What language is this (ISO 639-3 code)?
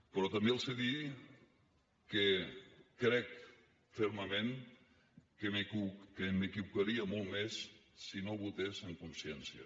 cat